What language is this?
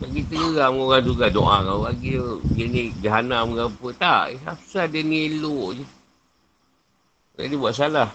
Malay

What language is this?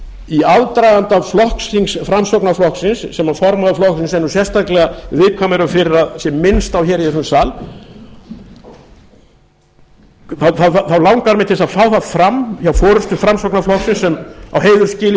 Icelandic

